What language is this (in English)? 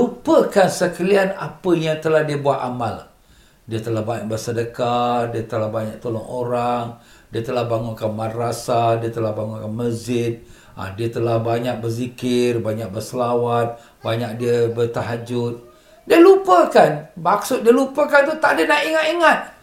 Malay